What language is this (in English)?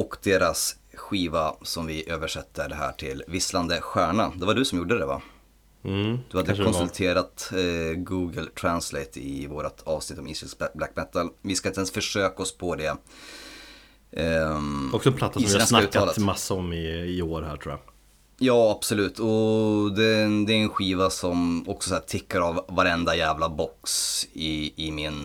Swedish